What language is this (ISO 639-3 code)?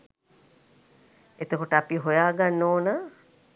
sin